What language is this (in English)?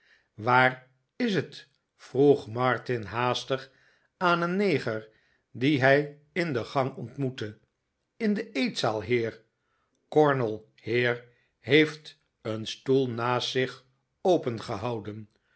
Dutch